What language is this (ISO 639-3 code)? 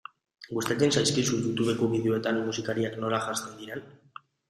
eus